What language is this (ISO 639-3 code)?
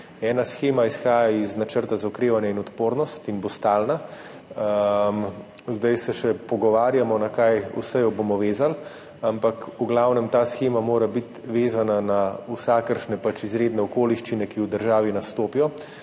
slv